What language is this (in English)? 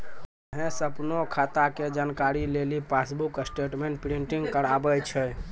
Maithili